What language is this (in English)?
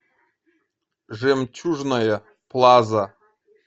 Russian